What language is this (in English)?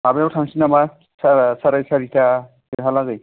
Bodo